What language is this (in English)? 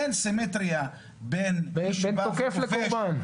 Hebrew